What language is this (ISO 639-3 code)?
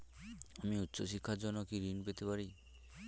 ben